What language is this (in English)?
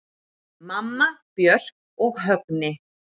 Icelandic